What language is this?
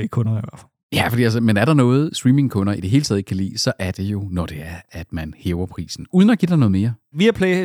Danish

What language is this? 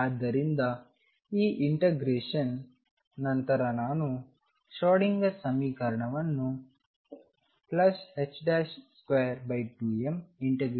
Kannada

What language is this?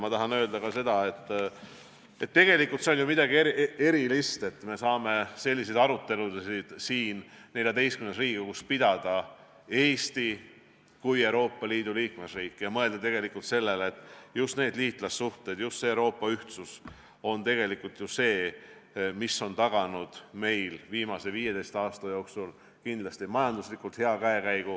Estonian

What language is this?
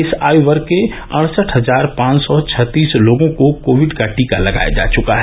Hindi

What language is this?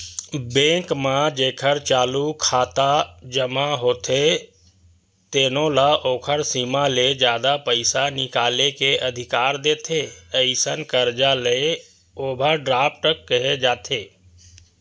Chhattisgarhi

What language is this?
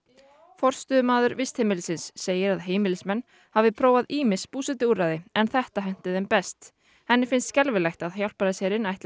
Icelandic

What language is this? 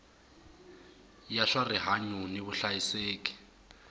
Tsonga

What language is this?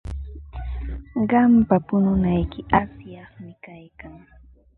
Ambo-Pasco Quechua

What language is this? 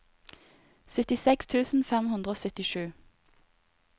Norwegian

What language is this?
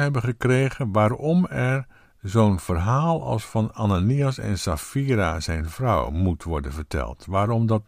Dutch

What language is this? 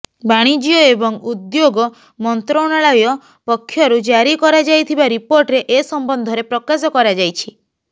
Odia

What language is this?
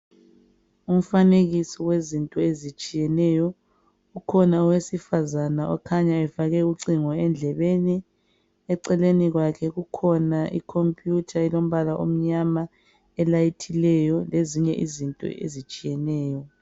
North Ndebele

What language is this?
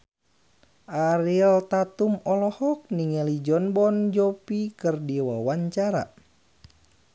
Sundanese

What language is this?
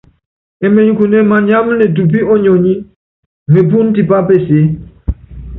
Yangben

